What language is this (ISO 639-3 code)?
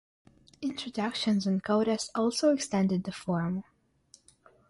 eng